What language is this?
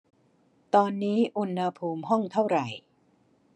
Thai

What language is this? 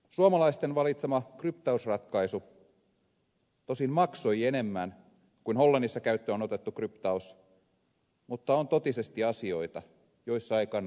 Finnish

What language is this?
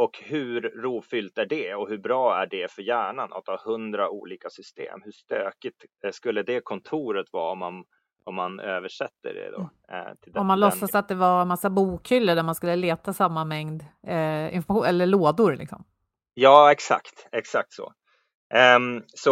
Swedish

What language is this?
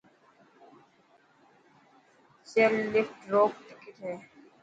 Dhatki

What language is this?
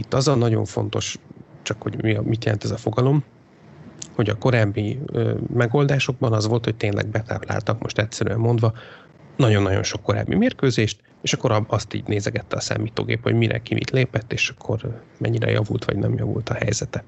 Hungarian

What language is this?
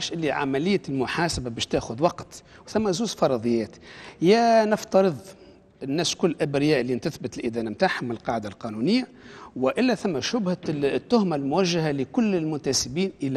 Arabic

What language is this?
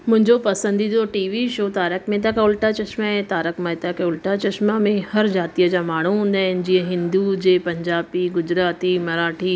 Sindhi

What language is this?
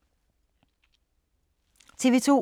Danish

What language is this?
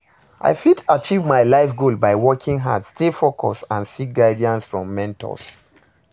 Nigerian Pidgin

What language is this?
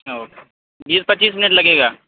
Urdu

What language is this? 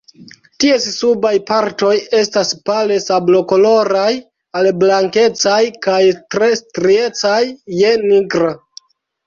Esperanto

